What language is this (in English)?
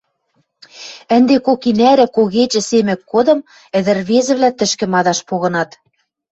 Western Mari